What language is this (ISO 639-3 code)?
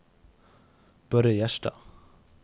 nor